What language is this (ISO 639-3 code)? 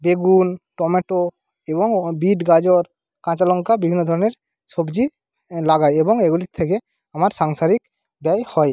ben